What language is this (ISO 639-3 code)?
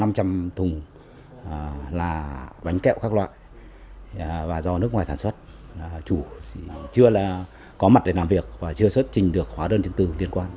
vie